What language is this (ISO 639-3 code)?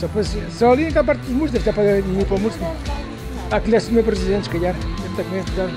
por